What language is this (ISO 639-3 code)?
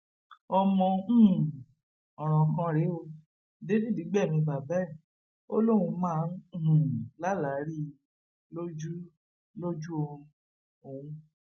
yor